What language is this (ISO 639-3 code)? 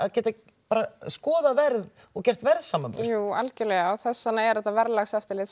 isl